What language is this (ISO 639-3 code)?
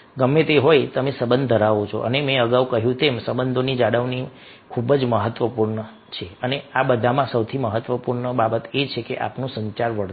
guj